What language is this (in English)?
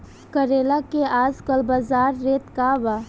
Bhojpuri